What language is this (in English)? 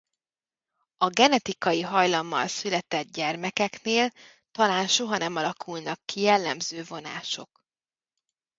Hungarian